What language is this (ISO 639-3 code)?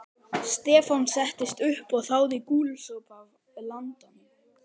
isl